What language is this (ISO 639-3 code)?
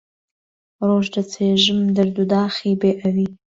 ckb